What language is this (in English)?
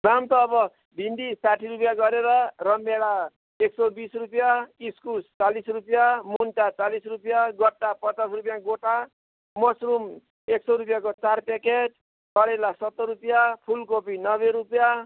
Nepali